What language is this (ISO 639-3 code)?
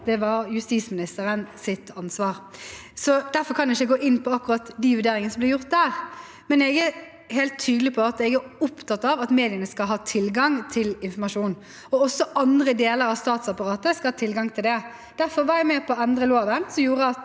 nor